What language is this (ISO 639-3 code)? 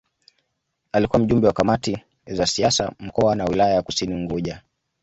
swa